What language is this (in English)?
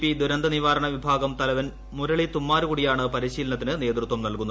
Malayalam